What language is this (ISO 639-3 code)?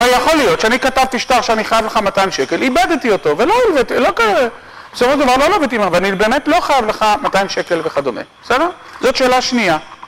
heb